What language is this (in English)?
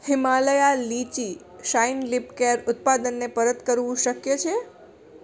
Gujarati